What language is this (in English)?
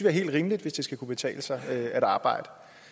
Danish